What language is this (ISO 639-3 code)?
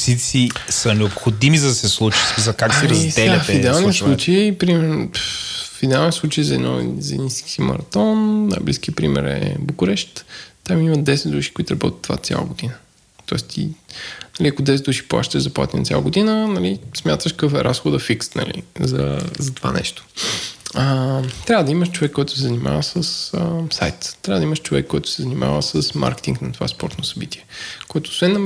bul